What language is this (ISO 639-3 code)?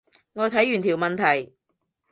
yue